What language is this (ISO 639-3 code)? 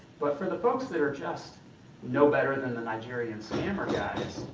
eng